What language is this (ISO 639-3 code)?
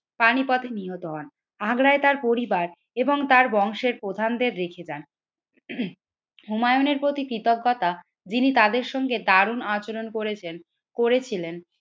ben